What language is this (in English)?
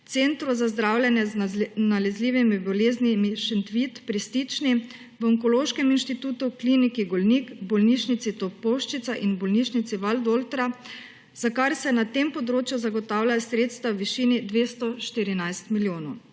Slovenian